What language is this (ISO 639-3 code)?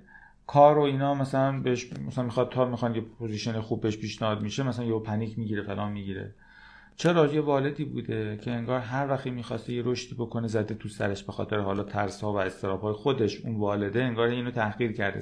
fas